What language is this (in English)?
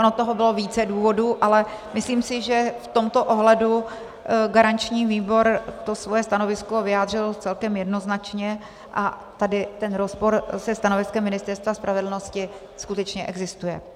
Czech